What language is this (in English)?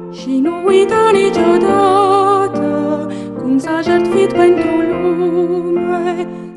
Romanian